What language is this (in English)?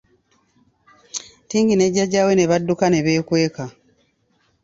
Ganda